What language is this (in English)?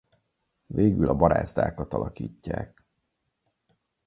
Hungarian